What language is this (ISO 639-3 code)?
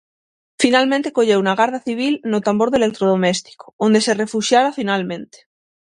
glg